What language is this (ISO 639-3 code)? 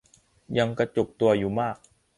tha